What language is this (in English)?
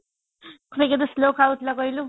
Odia